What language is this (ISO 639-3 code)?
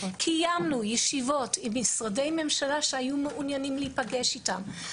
heb